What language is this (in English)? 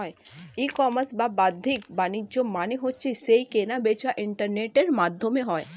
Bangla